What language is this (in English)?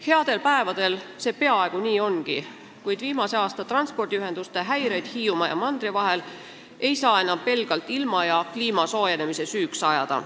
Estonian